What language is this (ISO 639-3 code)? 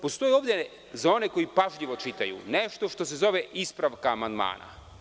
srp